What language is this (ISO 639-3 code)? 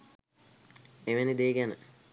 sin